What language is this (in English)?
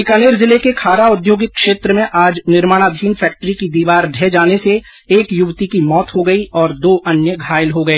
Hindi